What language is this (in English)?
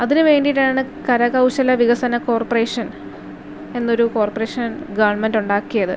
Malayalam